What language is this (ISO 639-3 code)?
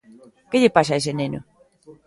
glg